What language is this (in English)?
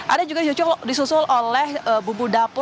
Indonesian